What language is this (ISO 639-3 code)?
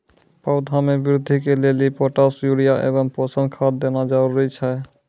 mai